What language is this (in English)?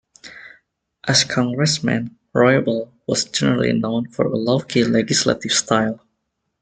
English